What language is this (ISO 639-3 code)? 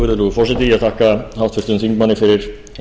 isl